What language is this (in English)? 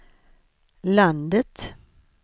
Swedish